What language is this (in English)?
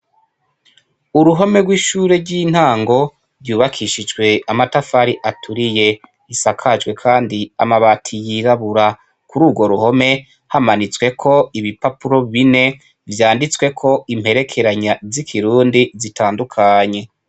Rundi